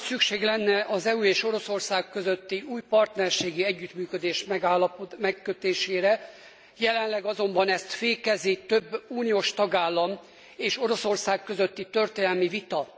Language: Hungarian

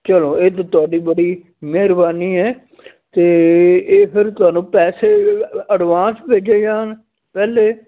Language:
Punjabi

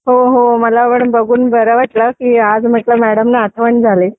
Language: Marathi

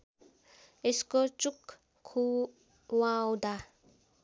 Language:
Nepali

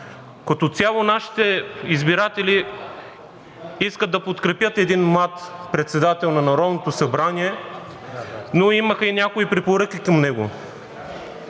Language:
Bulgarian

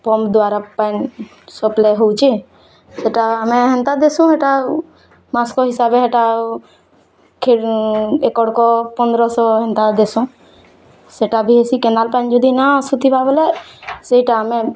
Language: Odia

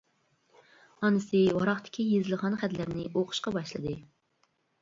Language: Uyghur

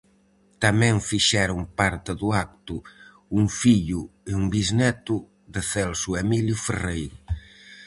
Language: Galician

